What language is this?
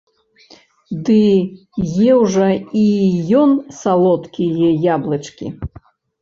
Belarusian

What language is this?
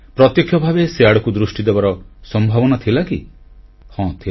Odia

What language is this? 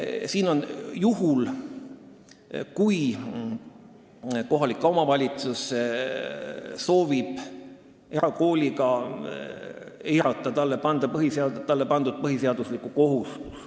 Estonian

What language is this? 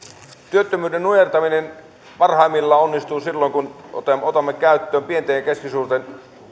Finnish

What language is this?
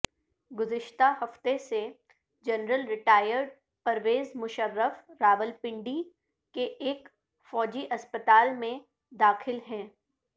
Urdu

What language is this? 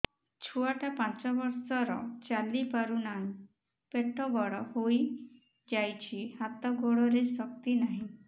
Odia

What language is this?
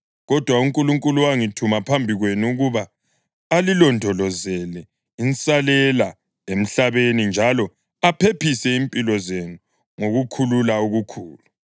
North Ndebele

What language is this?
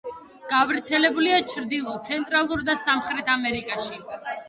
Georgian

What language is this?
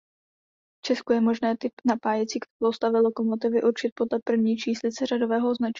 Czech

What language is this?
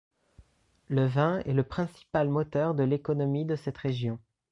French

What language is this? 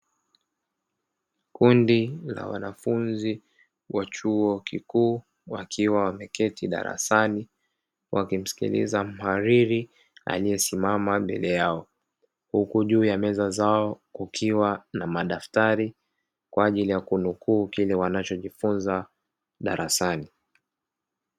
Swahili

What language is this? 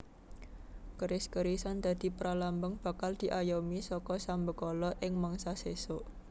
Javanese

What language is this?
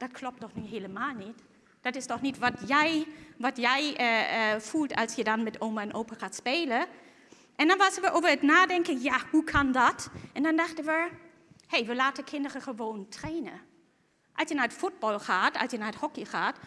Dutch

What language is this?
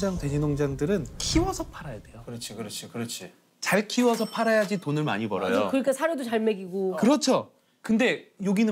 Korean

